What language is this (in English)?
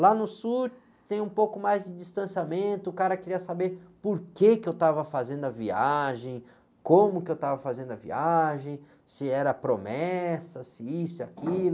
Portuguese